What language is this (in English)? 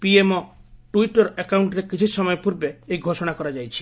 Odia